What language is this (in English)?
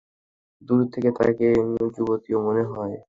Bangla